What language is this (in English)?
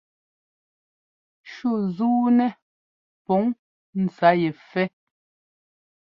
Ngomba